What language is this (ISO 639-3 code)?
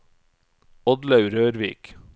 nor